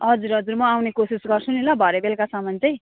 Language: Nepali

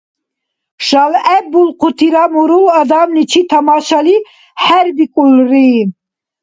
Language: Dargwa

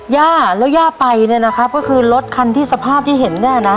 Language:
Thai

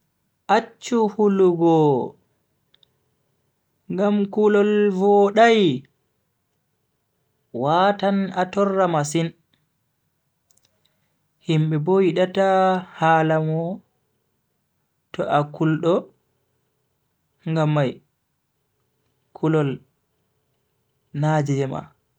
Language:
Bagirmi Fulfulde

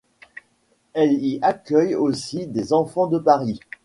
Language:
French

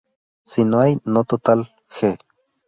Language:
Spanish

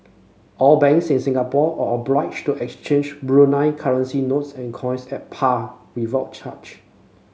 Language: English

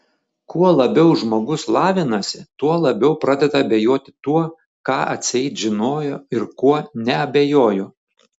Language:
Lithuanian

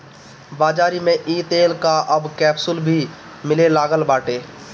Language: Bhojpuri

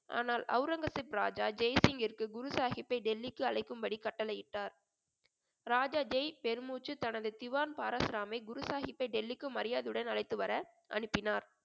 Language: Tamil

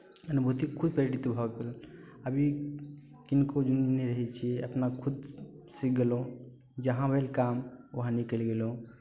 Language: Maithili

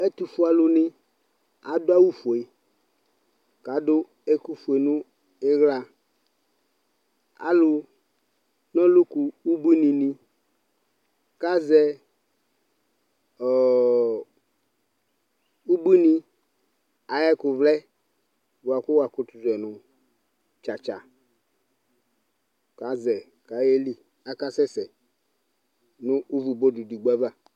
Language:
Ikposo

